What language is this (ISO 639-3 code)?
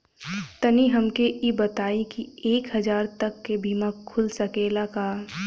bho